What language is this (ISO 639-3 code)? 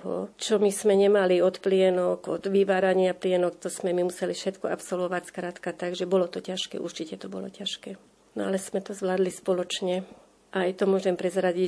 slk